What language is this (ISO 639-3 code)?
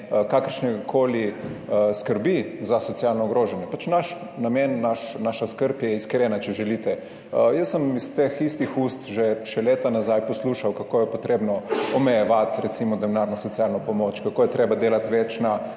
slv